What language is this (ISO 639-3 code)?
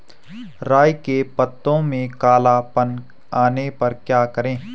hin